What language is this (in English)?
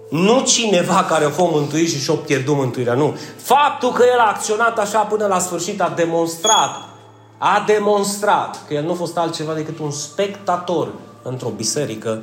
Romanian